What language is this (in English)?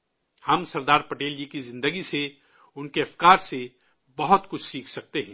Urdu